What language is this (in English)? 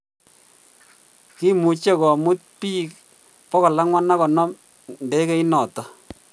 Kalenjin